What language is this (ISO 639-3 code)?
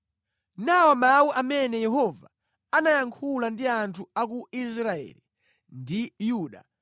nya